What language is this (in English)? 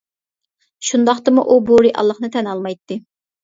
Uyghur